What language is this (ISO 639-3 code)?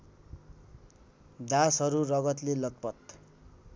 nep